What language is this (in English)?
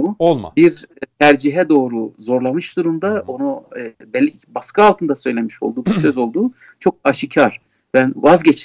Turkish